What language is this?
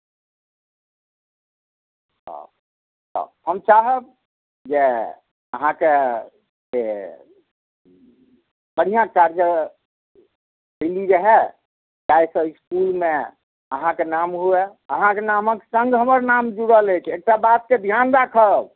Maithili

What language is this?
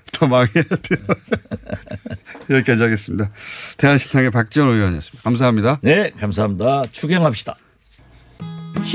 Korean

